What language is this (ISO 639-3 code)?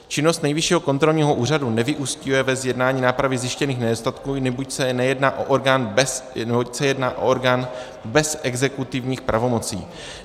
ces